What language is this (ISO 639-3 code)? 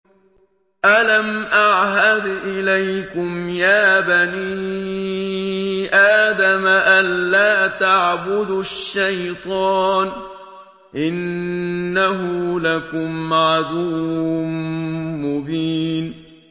ara